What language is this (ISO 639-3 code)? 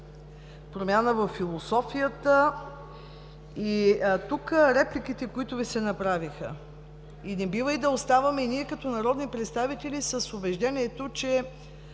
bul